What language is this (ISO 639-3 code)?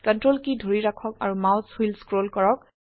asm